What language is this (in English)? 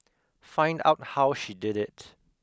English